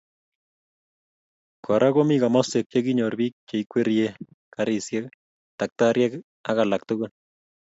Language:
Kalenjin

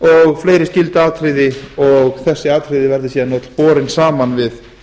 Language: Icelandic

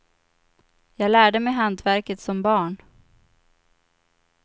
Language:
Swedish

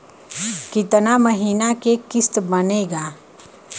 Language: Bhojpuri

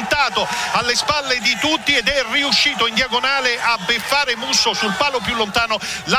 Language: Italian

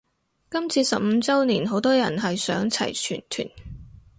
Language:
Cantonese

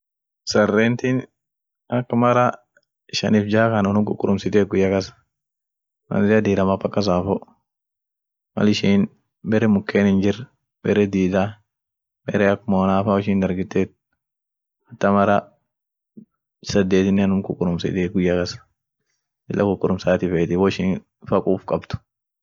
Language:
Orma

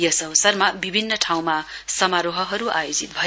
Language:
Nepali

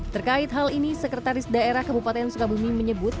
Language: Indonesian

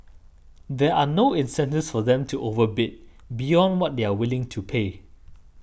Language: English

